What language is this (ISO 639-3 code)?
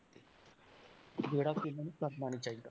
pan